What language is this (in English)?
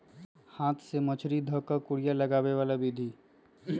Magahi